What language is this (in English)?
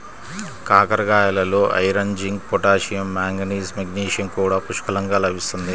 Telugu